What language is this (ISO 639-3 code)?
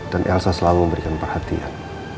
ind